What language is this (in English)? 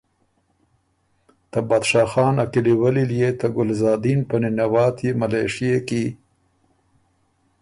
Ormuri